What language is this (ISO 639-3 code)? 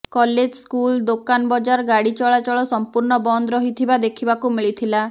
ori